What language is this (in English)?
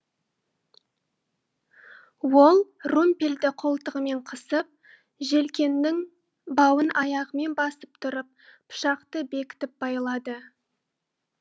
Kazakh